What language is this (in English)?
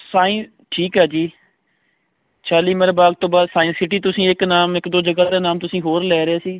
Punjabi